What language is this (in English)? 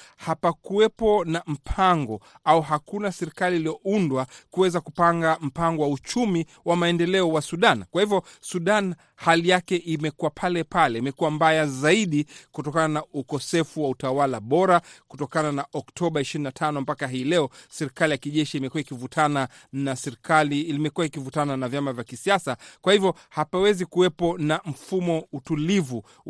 Swahili